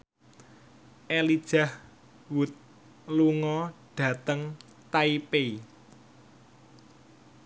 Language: Javanese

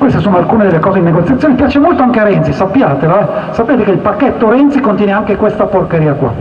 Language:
Italian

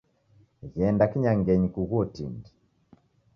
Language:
Taita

